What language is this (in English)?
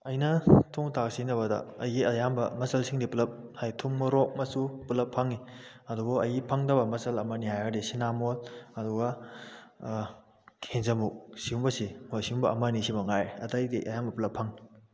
Manipuri